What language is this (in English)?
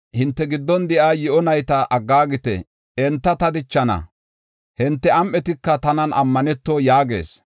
Gofa